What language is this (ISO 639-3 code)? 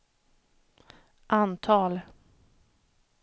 swe